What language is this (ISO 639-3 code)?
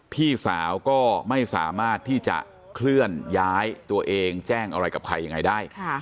tha